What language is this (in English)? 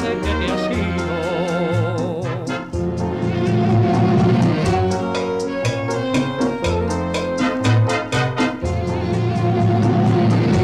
Spanish